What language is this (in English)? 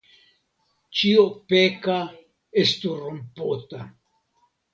Esperanto